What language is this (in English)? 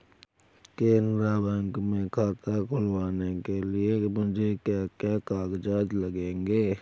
Hindi